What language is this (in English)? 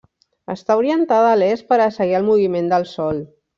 Catalan